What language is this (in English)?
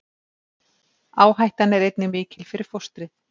Icelandic